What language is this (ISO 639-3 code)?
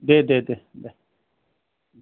brx